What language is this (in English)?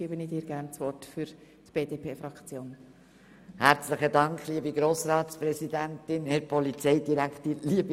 Swiss German